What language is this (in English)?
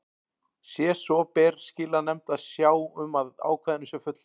Icelandic